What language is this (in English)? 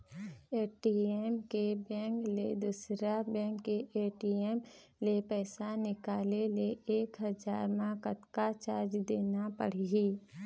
Chhattisgarhi